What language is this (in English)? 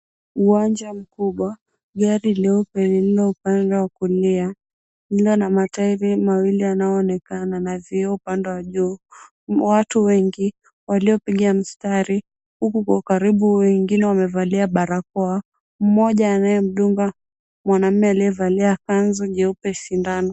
Swahili